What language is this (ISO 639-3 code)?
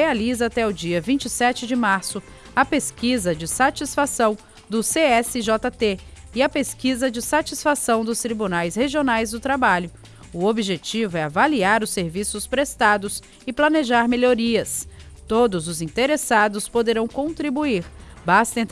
por